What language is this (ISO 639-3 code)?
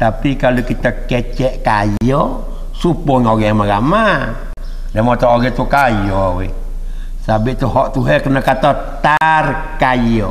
msa